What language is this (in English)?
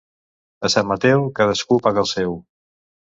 Catalan